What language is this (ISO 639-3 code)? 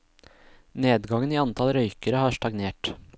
nor